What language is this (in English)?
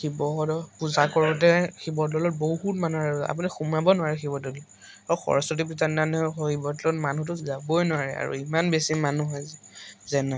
Assamese